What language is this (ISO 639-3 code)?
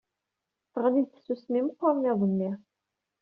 kab